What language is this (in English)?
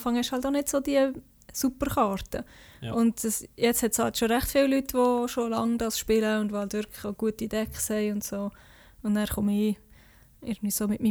German